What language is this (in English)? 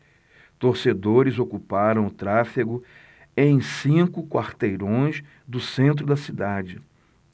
Portuguese